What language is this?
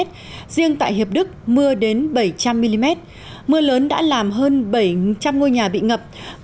Vietnamese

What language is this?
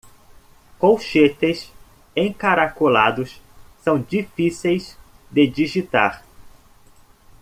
Portuguese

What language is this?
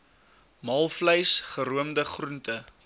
Afrikaans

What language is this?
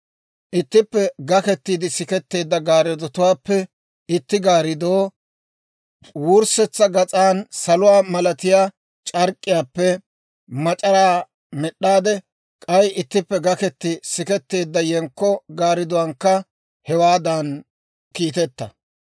Dawro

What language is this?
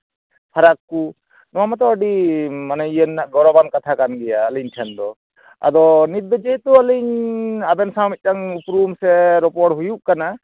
Santali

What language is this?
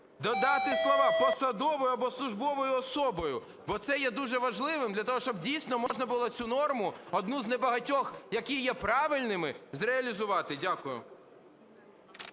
Ukrainian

